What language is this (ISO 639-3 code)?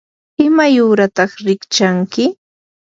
qur